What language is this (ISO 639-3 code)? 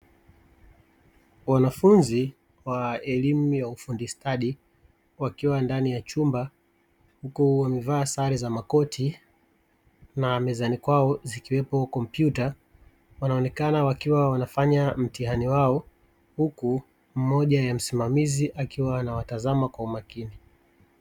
swa